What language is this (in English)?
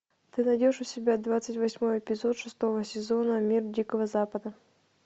Russian